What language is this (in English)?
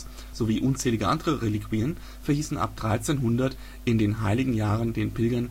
German